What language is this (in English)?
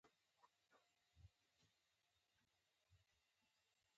Pashto